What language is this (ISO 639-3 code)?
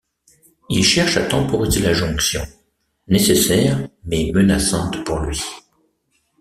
fra